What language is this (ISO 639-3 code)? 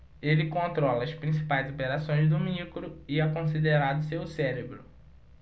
por